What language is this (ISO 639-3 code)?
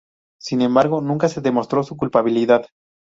spa